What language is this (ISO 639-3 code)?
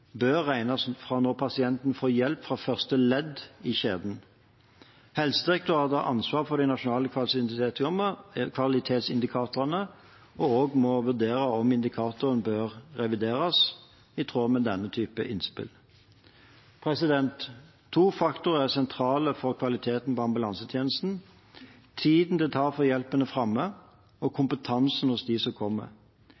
nob